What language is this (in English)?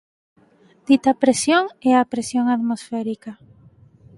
Galician